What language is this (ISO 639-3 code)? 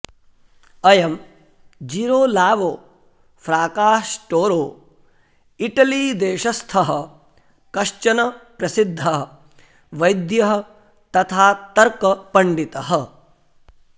san